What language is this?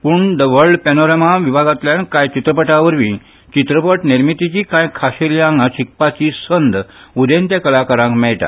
Konkani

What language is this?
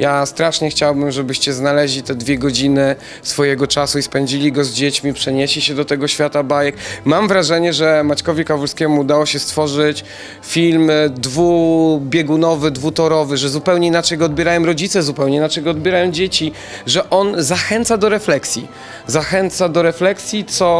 Polish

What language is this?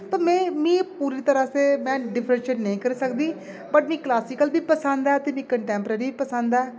Dogri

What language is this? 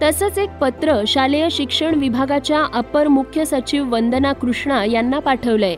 Marathi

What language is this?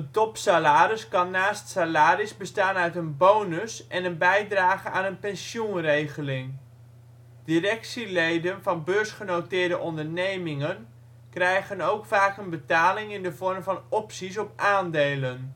Dutch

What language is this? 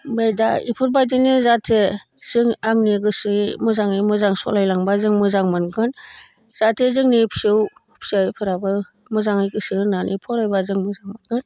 Bodo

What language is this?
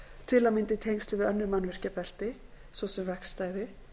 Icelandic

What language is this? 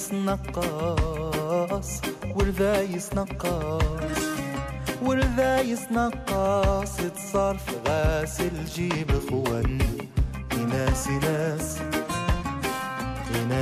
Arabic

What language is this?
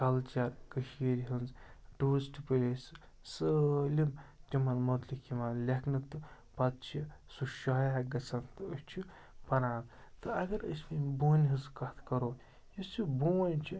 Kashmiri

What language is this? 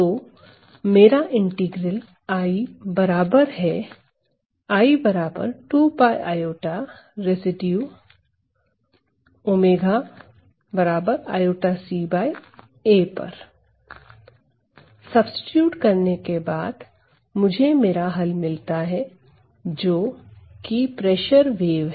Hindi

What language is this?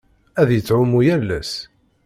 Kabyle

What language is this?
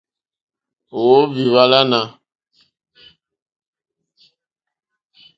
Mokpwe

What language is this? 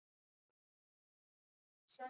Chinese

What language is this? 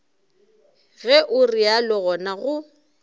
Northern Sotho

